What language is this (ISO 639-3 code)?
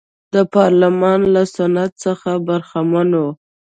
pus